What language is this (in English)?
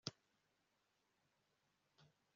Kinyarwanda